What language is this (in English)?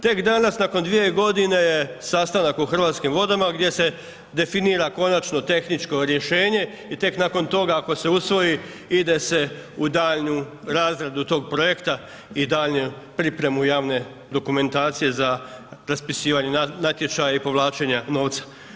Croatian